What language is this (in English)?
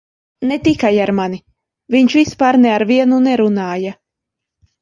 Latvian